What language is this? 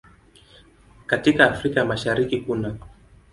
Swahili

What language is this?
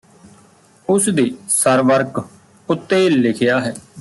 Punjabi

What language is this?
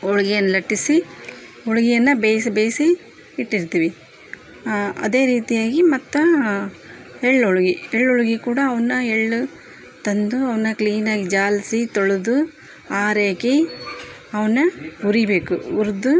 Kannada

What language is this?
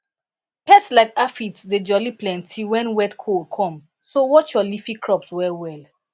Nigerian Pidgin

